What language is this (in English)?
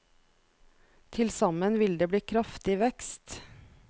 Norwegian